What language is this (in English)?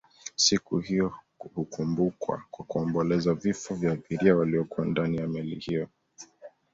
Swahili